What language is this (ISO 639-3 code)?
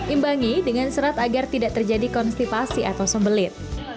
ind